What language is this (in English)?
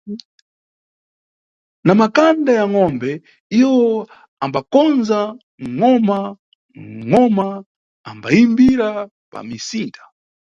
Nyungwe